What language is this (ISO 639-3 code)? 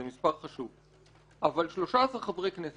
heb